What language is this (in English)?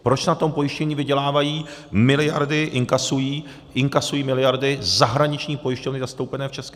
Czech